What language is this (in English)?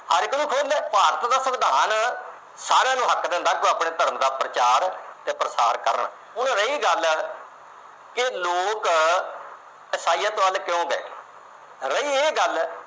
Punjabi